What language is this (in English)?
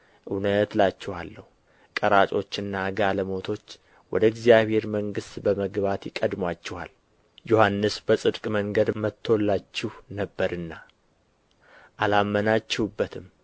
Amharic